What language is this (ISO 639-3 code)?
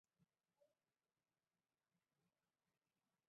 zho